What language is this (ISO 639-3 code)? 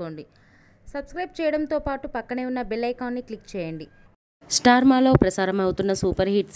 tel